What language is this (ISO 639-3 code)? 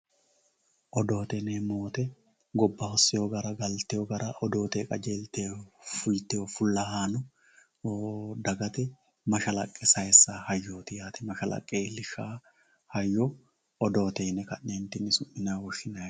sid